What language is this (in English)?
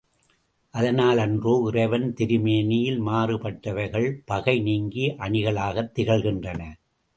Tamil